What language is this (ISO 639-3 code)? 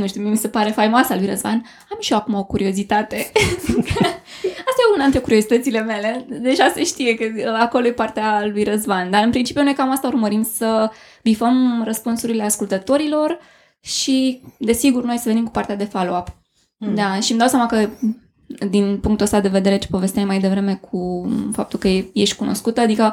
ron